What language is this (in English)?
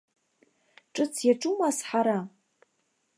Abkhazian